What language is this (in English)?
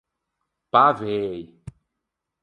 Ligurian